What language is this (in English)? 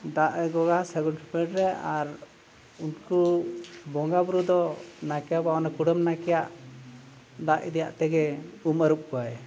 Santali